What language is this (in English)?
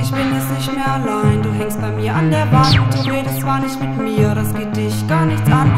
Romanian